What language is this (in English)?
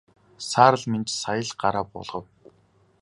Mongolian